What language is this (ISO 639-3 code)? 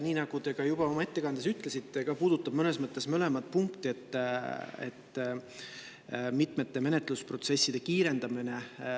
est